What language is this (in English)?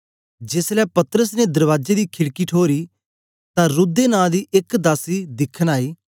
Dogri